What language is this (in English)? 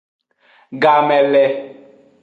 Aja (Benin)